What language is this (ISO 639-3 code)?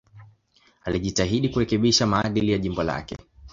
swa